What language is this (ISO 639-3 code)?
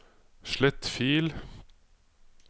nor